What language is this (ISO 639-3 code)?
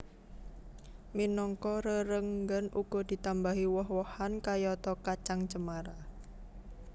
jav